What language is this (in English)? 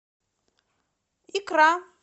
Russian